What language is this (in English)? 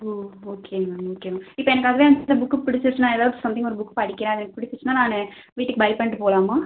Tamil